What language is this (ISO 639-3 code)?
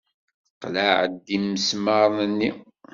kab